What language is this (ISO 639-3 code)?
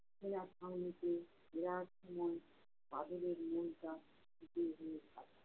ben